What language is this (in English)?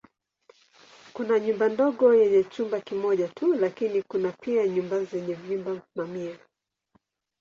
Swahili